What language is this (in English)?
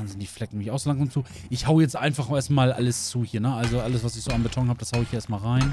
German